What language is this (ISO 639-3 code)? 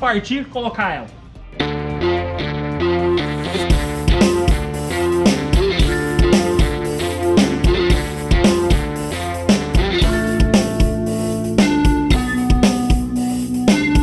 por